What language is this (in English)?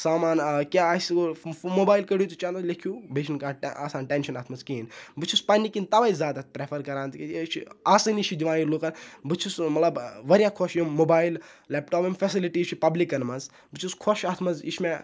Kashmiri